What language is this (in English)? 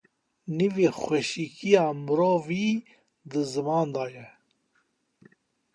Kurdish